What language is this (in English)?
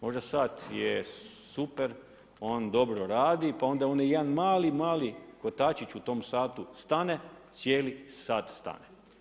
Croatian